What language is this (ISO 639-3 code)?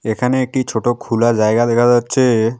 ben